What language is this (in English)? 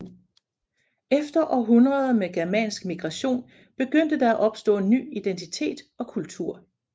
Danish